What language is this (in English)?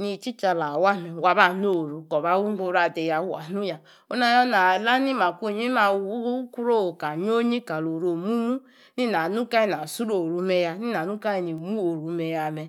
Yace